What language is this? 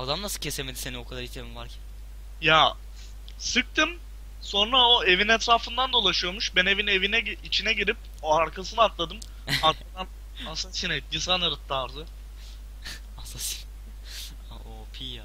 Turkish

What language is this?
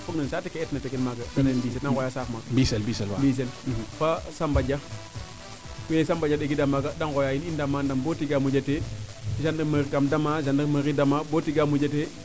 Serer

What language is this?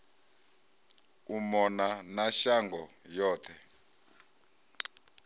Venda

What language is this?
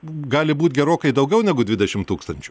Lithuanian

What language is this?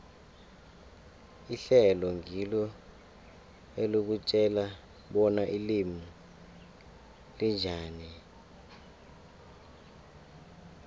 South Ndebele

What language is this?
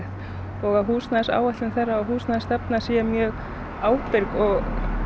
Icelandic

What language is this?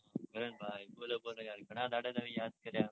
Gujarati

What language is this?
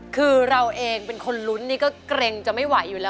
Thai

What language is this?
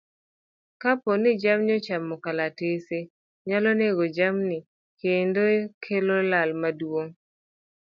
Luo (Kenya and Tanzania)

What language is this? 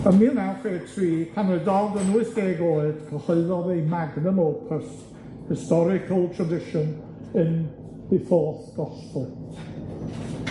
Welsh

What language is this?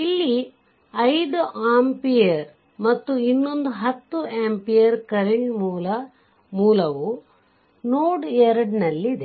Kannada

